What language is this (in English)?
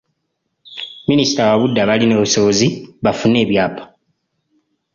Ganda